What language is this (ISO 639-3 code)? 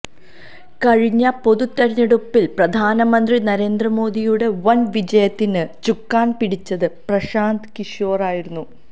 mal